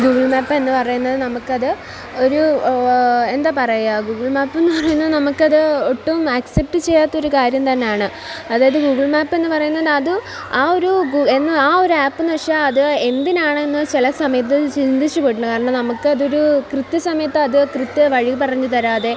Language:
Malayalam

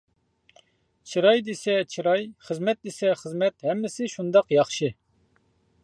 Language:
Uyghur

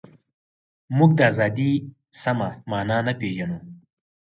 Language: Pashto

